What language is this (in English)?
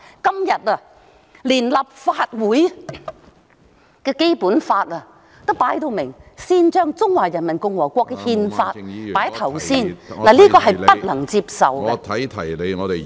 Cantonese